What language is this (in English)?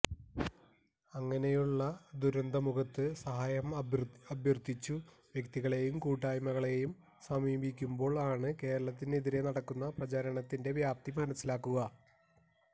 Malayalam